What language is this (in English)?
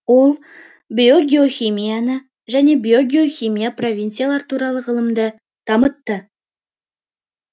Kazakh